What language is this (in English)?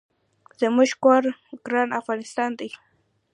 Pashto